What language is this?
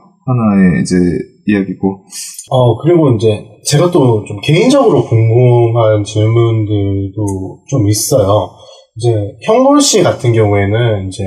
Korean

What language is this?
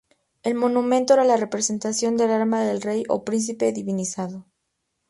Spanish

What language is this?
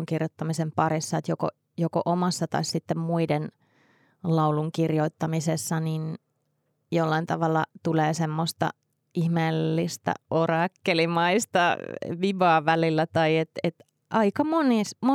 Finnish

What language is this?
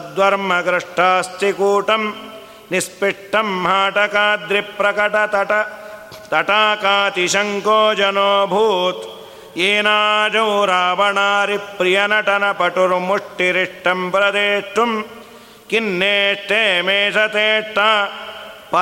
Kannada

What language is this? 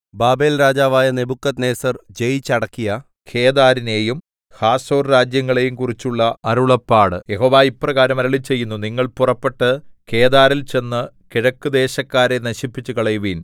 Malayalam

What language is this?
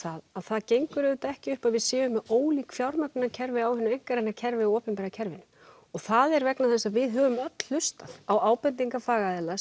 Icelandic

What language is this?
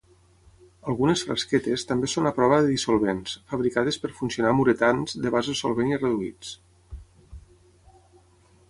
Catalan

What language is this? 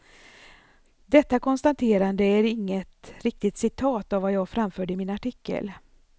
Swedish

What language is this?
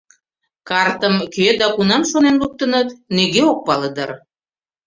Mari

